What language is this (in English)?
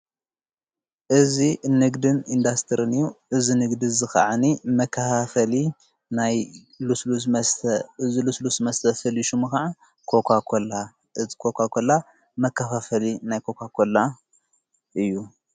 Tigrinya